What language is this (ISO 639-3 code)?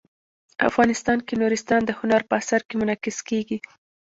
pus